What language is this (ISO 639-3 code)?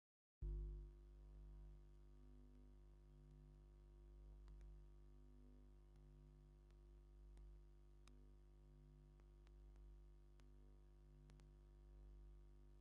tir